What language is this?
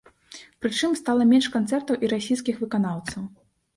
Belarusian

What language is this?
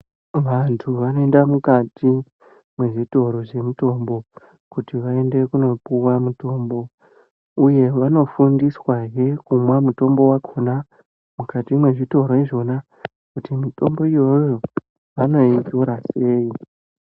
Ndau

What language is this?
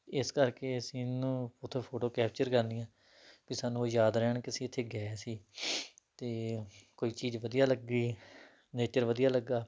Punjabi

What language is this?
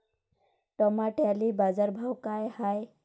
Marathi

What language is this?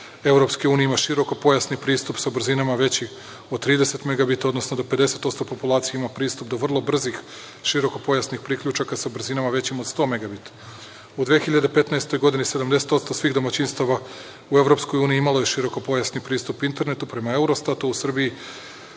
Serbian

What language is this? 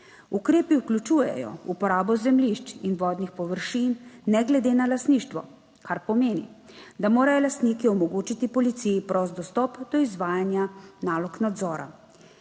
Slovenian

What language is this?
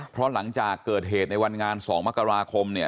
Thai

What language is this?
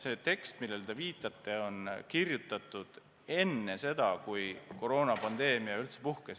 Estonian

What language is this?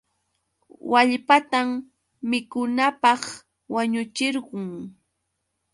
Yauyos Quechua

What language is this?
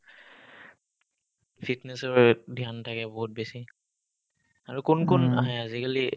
Assamese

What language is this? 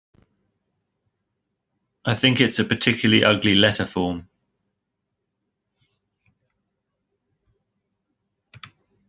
English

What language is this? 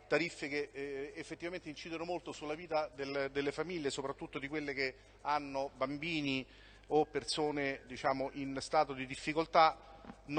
Italian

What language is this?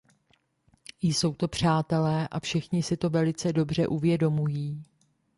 Czech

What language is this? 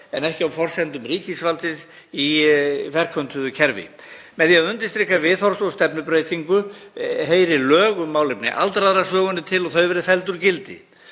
Icelandic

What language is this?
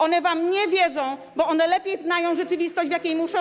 Polish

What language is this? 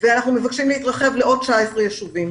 Hebrew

